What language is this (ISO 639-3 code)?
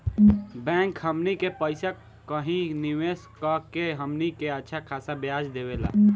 bho